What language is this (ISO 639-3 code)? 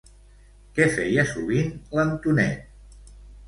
cat